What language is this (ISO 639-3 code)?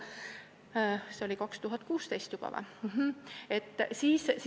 est